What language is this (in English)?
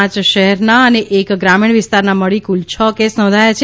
Gujarati